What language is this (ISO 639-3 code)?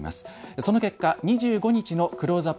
jpn